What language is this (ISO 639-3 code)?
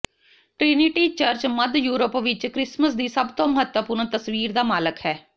pan